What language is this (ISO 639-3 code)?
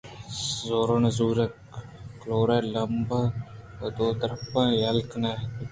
bgp